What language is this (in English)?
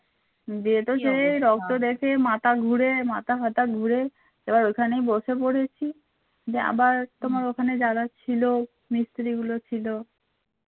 Bangla